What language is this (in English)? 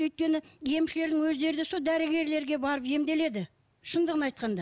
Kazakh